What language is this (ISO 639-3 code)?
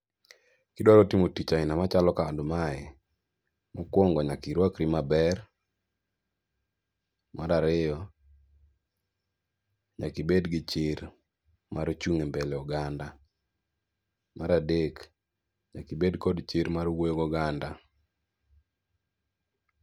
luo